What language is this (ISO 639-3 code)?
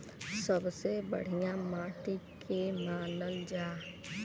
bho